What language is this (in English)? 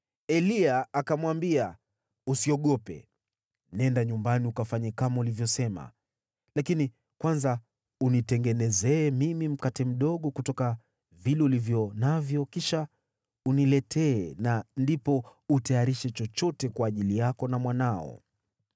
Swahili